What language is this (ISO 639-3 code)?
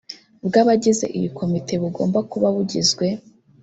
kin